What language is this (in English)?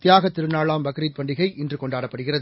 Tamil